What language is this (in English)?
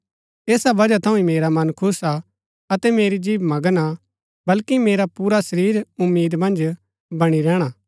Gaddi